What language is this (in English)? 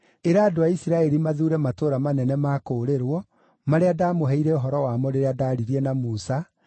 Kikuyu